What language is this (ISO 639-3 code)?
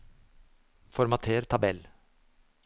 nor